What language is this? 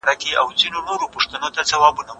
Pashto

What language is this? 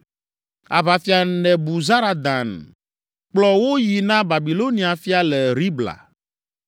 Ewe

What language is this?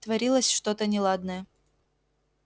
Russian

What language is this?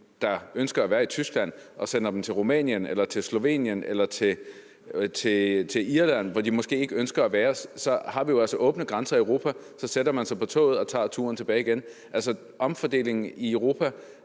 Danish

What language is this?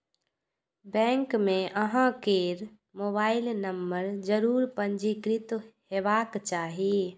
Maithili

